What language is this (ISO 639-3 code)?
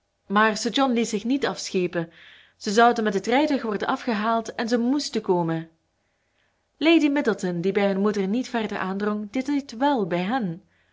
nld